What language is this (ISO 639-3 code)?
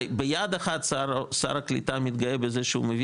heb